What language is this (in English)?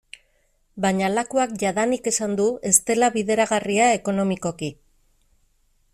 Basque